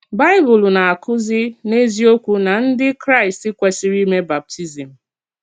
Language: Igbo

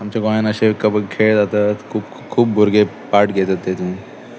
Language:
Konkani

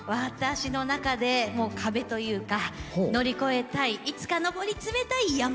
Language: Japanese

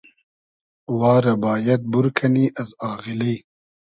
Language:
Hazaragi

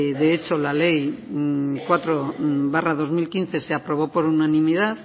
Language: Spanish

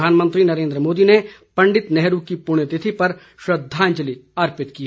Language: Hindi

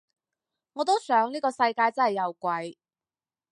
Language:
Cantonese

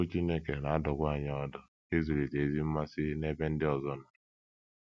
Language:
Igbo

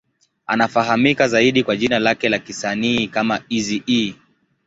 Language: Swahili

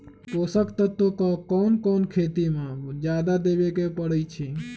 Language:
Magahi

